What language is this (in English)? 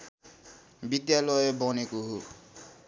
Nepali